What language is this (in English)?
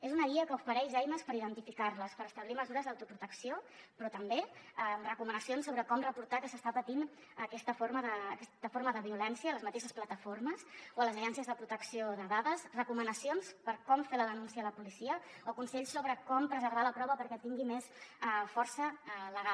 Catalan